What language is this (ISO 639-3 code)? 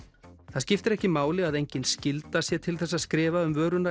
isl